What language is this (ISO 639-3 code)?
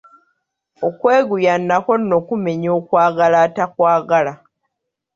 lug